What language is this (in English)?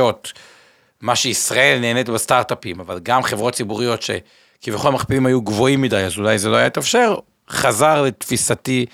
Hebrew